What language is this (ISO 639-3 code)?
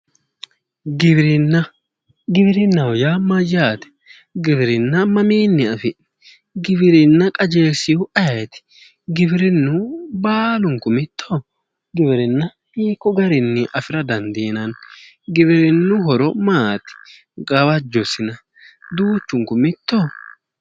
sid